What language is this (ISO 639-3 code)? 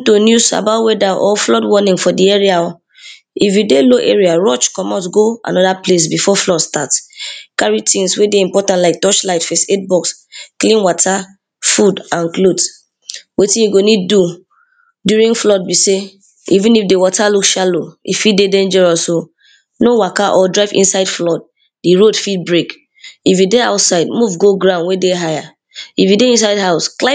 pcm